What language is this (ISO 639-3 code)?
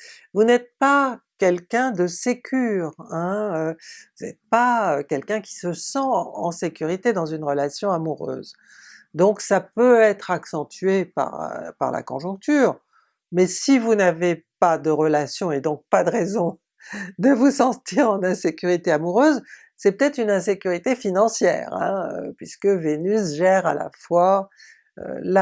fra